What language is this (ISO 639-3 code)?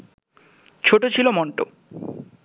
ben